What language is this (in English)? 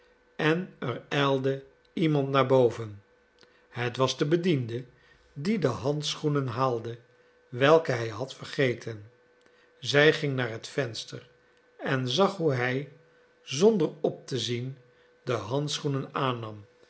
Dutch